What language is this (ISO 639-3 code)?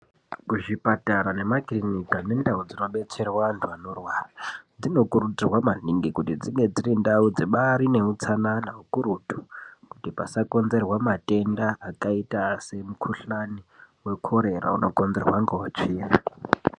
ndc